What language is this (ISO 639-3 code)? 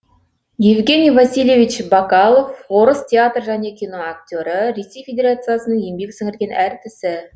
kaz